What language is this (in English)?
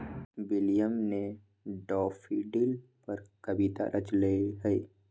Magahi